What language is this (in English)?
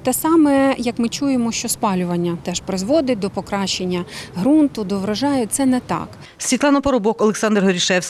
Ukrainian